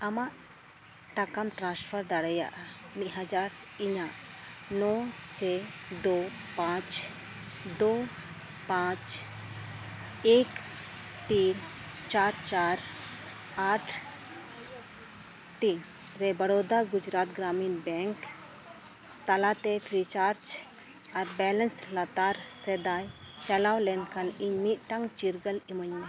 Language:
Santali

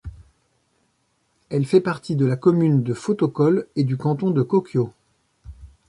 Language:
French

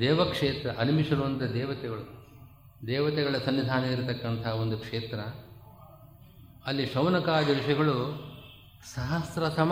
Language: Kannada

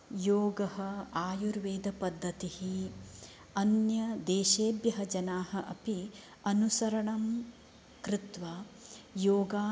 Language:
Sanskrit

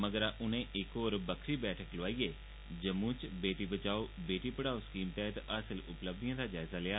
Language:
Dogri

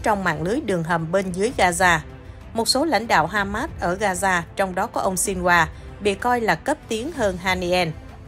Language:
Vietnamese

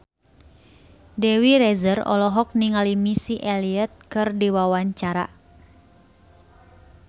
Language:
Sundanese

